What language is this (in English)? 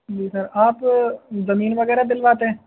Urdu